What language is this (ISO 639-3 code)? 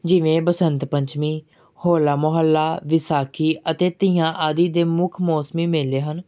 pan